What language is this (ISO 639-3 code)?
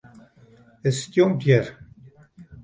fry